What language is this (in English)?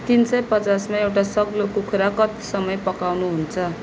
Nepali